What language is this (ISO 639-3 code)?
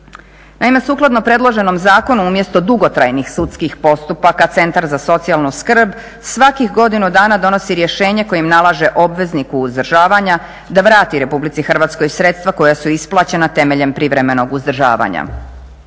hrv